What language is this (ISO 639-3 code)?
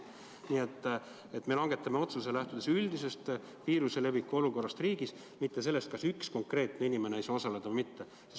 est